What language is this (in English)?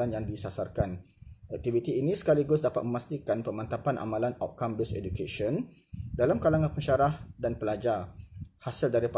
Malay